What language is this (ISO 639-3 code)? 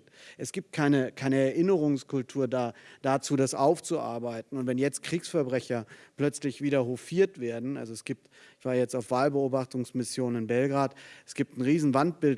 deu